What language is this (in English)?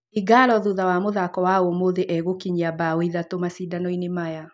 Kikuyu